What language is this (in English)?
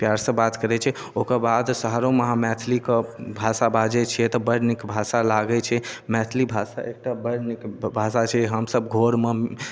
Maithili